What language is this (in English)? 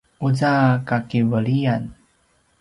Paiwan